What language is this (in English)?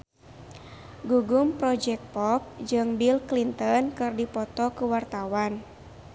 Sundanese